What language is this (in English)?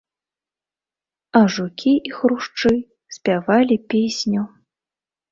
Belarusian